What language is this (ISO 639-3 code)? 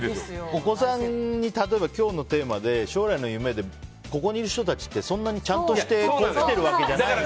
jpn